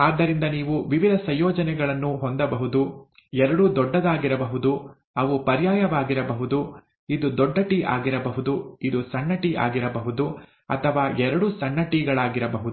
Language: Kannada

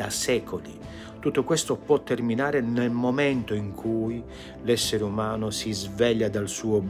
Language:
Italian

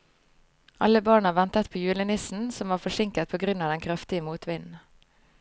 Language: Norwegian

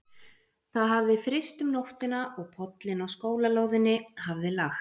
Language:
Icelandic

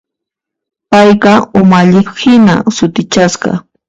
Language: Puno Quechua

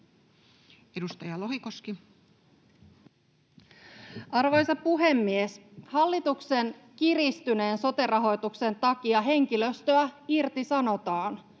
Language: Finnish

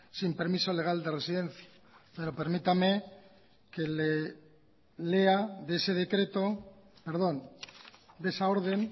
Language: Spanish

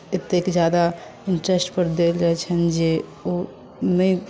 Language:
Maithili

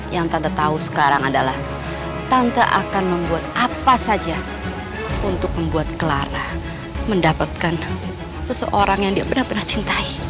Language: Indonesian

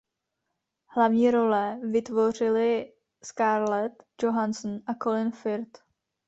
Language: Czech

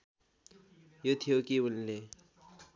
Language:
Nepali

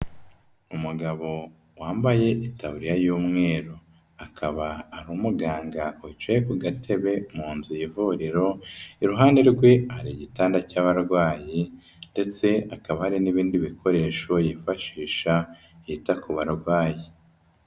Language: Kinyarwanda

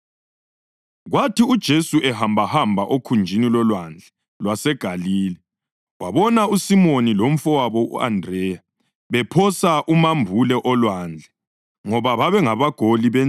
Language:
North Ndebele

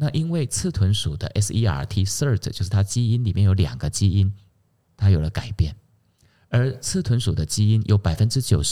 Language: Chinese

